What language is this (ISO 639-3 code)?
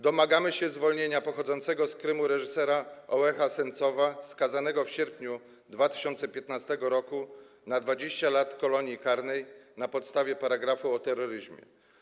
pol